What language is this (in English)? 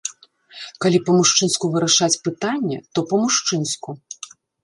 Belarusian